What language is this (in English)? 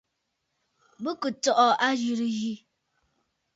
Bafut